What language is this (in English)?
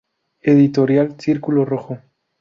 Spanish